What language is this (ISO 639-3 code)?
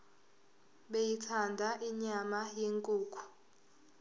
zul